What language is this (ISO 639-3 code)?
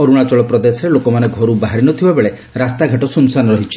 ori